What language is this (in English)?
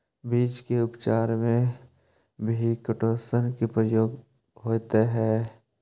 Magahi